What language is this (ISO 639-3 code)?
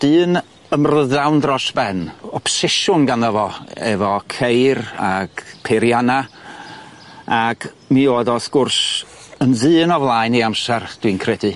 cym